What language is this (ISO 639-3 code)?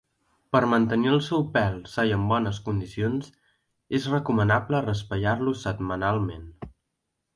cat